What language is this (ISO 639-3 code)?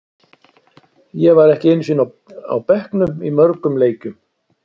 isl